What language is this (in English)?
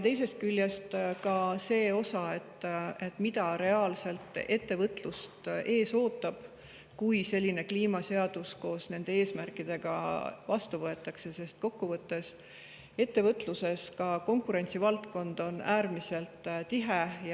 Estonian